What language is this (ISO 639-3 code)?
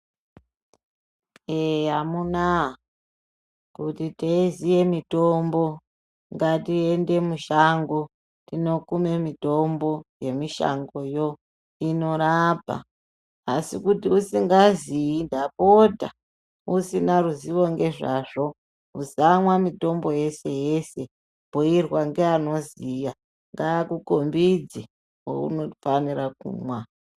ndc